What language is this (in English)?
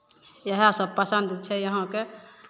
Maithili